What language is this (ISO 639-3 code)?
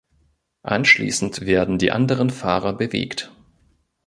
deu